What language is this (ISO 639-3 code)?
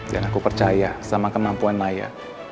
ind